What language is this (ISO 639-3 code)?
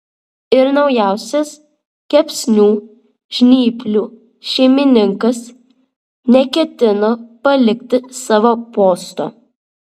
lit